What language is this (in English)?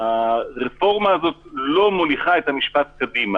Hebrew